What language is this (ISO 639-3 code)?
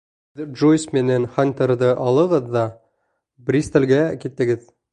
bak